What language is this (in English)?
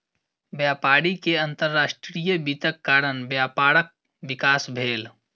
Maithili